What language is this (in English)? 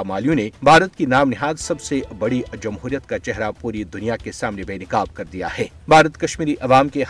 Urdu